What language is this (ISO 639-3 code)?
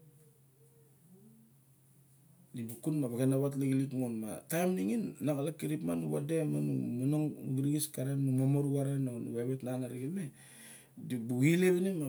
bjk